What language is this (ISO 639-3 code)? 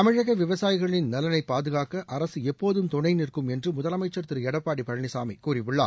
tam